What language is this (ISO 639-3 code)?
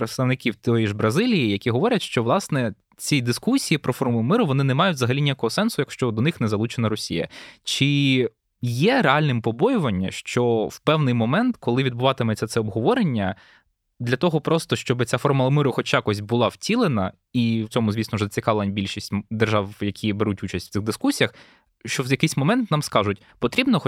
ukr